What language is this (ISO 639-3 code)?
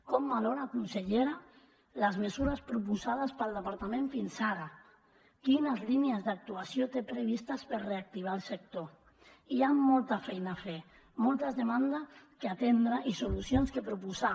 cat